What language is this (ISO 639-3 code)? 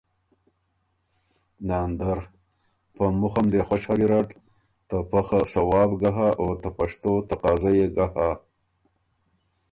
oru